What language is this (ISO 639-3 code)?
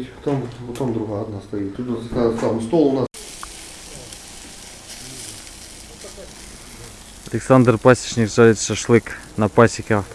rus